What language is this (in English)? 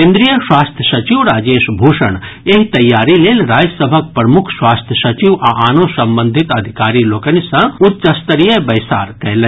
Maithili